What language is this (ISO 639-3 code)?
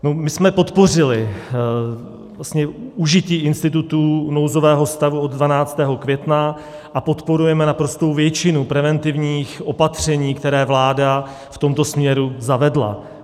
ces